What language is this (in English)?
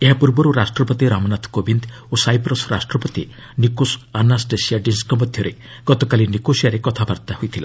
Odia